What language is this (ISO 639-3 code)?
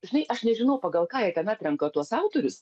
lit